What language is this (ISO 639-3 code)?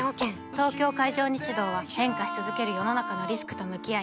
jpn